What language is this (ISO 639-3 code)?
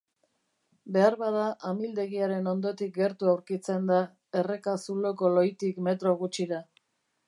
eus